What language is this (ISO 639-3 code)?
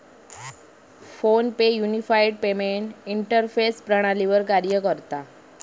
mar